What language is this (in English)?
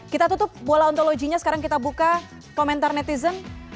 Indonesian